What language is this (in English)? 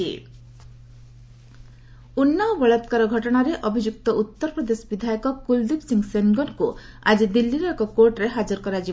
Odia